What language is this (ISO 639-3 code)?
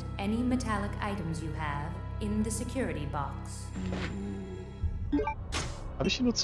deu